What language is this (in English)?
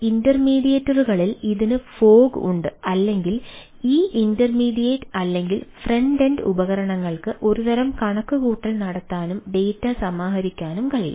Malayalam